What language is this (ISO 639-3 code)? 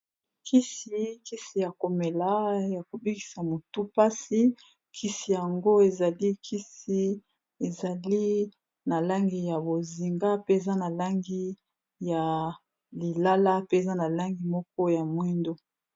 lin